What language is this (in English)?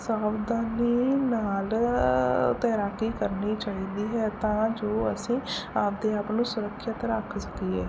Punjabi